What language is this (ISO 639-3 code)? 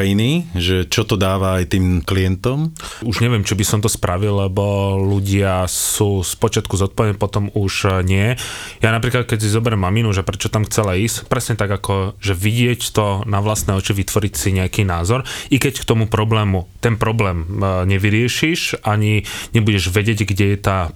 slk